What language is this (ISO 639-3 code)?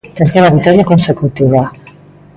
glg